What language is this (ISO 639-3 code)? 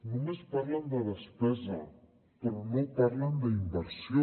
cat